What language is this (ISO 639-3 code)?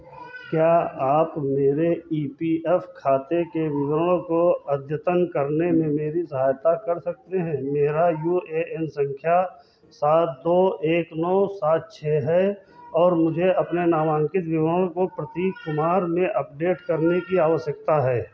hin